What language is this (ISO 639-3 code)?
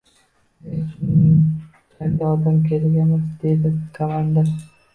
uzb